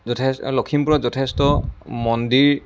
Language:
Assamese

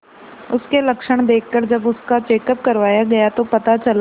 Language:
Hindi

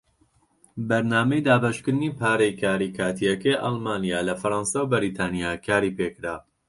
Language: Central Kurdish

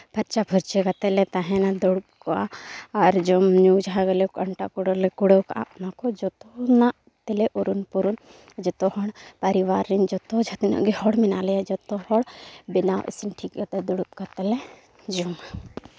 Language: Santali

